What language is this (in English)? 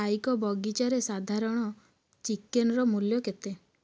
Odia